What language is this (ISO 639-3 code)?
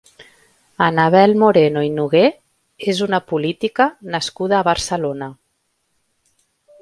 cat